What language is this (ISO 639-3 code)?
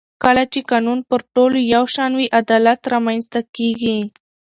pus